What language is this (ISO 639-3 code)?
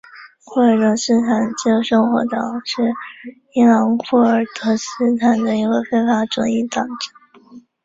zho